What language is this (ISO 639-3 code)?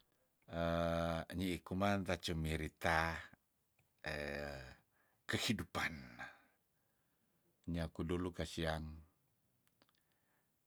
tdn